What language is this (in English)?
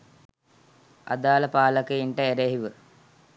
Sinhala